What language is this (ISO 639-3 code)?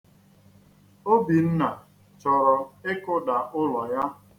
ibo